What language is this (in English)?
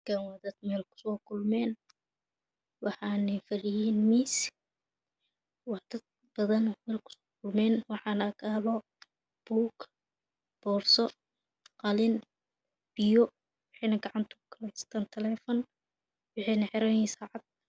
Somali